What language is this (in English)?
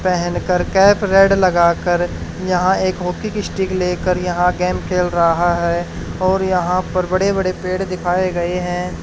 Hindi